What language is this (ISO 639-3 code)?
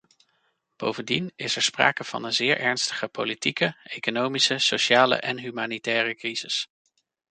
nld